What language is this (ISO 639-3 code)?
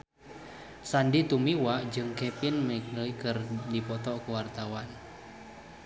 sun